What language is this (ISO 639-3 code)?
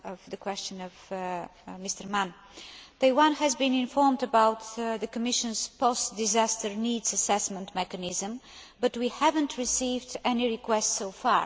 eng